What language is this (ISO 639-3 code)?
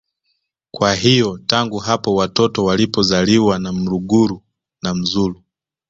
swa